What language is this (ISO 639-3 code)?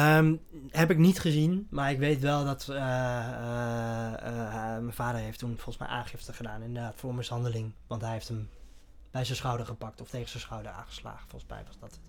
nld